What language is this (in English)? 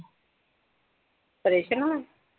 Punjabi